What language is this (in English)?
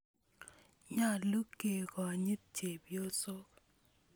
Kalenjin